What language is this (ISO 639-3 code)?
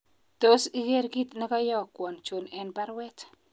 kln